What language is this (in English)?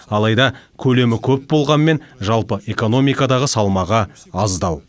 Kazakh